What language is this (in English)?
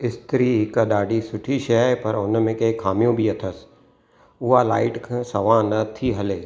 Sindhi